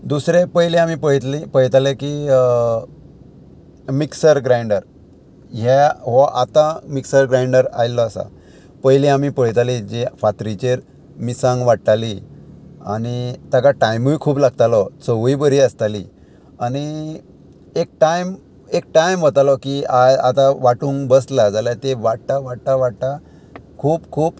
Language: Konkani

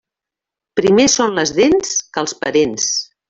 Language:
Catalan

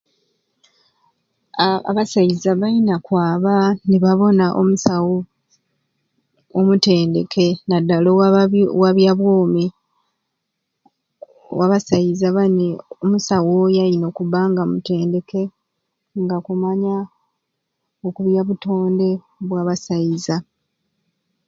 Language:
Ruuli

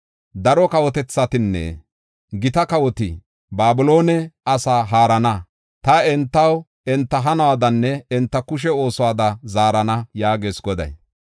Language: Gofa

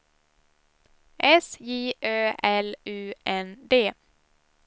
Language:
Swedish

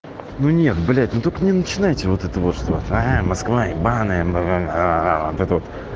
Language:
Russian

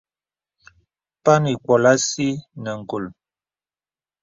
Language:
Bebele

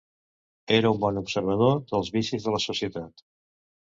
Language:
Catalan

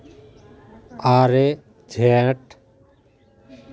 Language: Santali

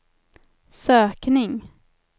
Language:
Swedish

